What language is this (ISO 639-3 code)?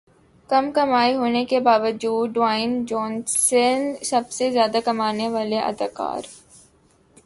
urd